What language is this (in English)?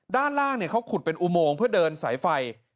Thai